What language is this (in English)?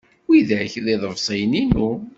Kabyle